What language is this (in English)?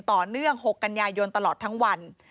Thai